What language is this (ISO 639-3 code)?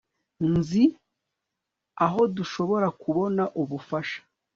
kin